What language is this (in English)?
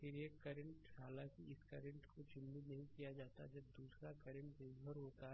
Hindi